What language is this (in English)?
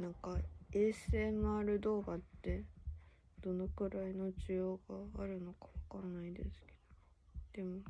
Japanese